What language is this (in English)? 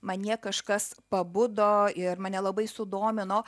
Lithuanian